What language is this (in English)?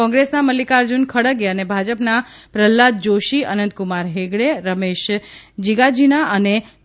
Gujarati